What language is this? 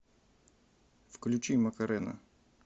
Russian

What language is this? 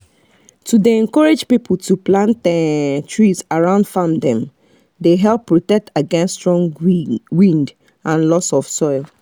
Nigerian Pidgin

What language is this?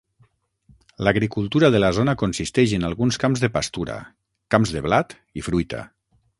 Catalan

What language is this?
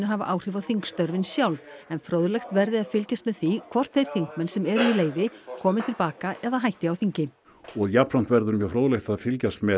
Icelandic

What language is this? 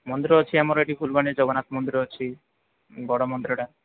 Odia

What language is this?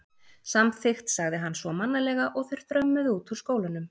Icelandic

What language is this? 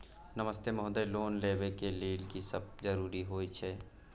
Maithili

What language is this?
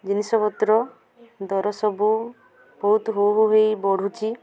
Odia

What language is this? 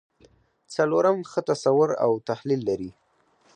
Pashto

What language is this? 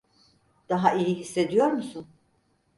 Turkish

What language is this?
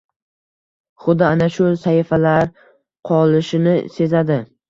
Uzbek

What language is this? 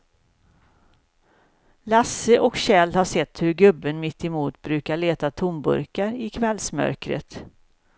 Swedish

